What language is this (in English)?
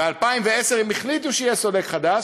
Hebrew